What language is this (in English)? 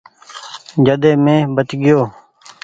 Goaria